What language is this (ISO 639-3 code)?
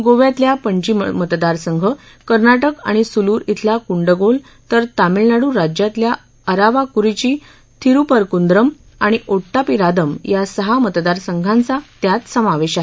mar